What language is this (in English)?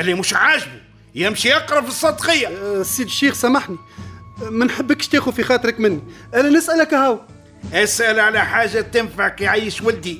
Arabic